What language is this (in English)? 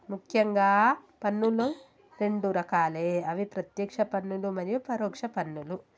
Telugu